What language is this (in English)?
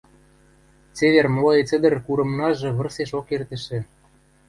Western Mari